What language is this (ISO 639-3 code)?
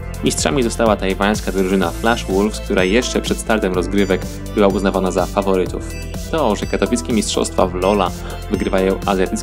pol